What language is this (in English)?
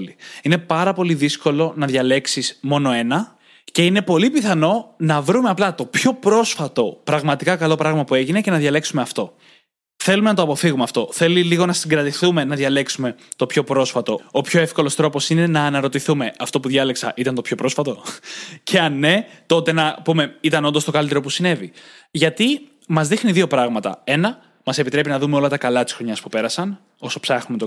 Greek